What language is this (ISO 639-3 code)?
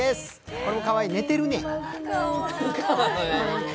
jpn